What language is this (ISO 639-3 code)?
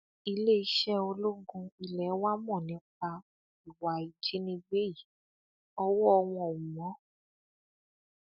yor